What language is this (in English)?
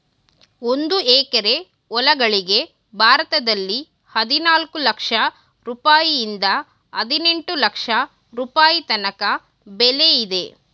Kannada